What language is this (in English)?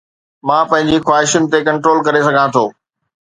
Sindhi